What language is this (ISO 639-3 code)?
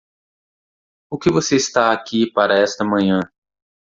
por